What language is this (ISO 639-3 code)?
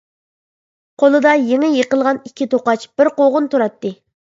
uig